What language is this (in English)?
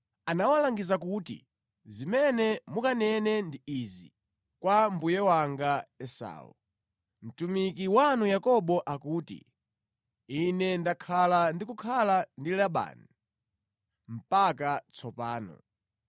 Nyanja